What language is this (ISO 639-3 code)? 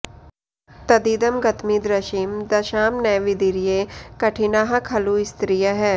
san